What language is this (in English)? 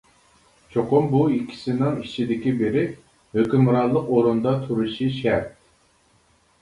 Uyghur